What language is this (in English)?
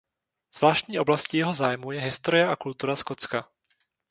Czech